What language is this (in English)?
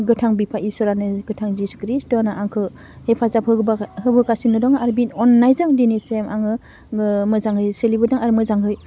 Bodo